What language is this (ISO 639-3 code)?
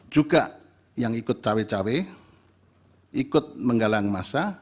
ind